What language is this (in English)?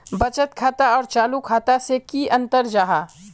Magahi